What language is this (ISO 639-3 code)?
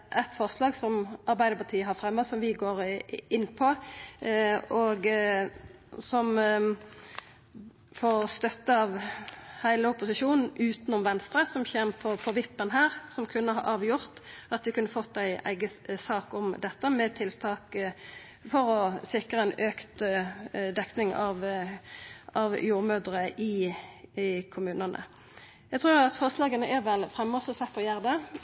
nor